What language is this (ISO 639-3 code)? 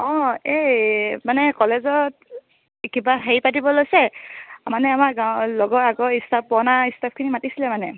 asm